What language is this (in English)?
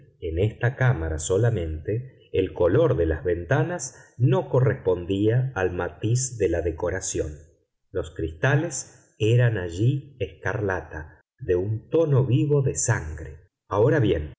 Spanish